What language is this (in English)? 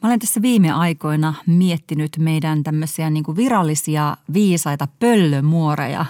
Finnish